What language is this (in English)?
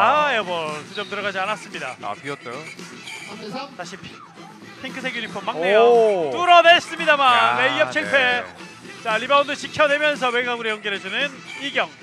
Korean